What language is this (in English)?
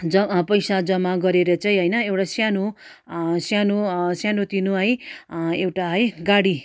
Nepali